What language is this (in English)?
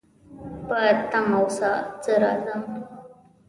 Pashto